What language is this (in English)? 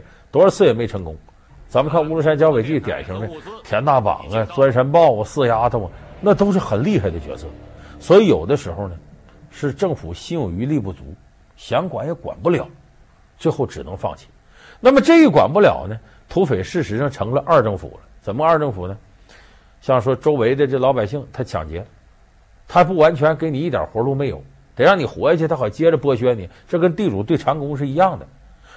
Chinese